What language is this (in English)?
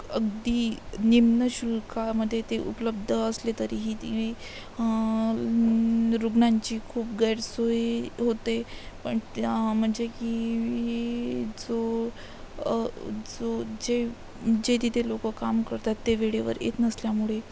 Marathi